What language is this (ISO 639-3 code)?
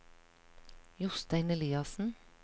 nor